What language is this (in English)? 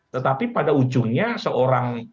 Indonesian